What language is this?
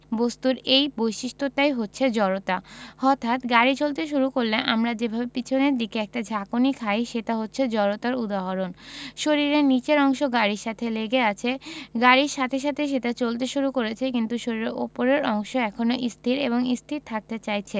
Bangla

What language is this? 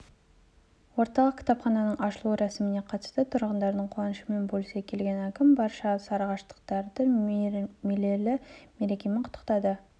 Kazakh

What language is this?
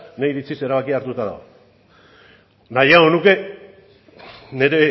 Basque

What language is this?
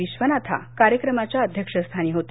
Marathi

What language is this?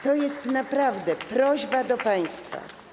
Polish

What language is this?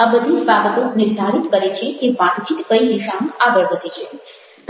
Gujarati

